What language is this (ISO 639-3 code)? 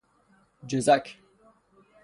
fas